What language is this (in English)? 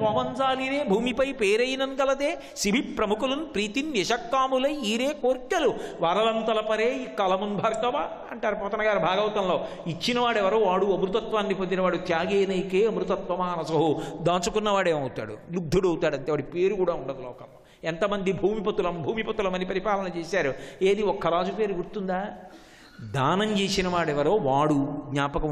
Telugu